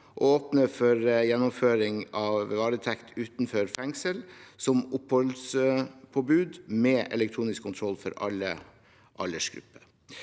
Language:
Norwegian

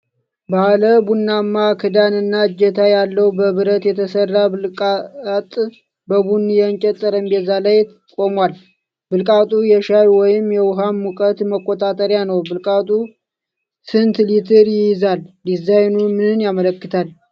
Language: Amharic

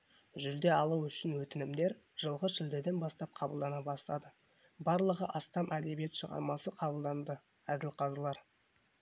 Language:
Kazakh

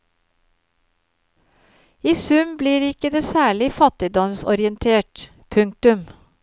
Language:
Norwegian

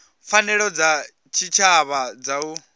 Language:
Venda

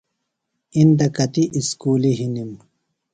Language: Phalura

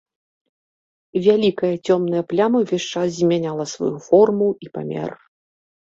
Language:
Belarusian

